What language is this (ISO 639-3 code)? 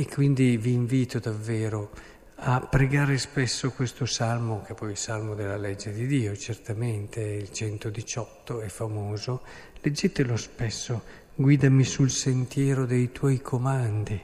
ita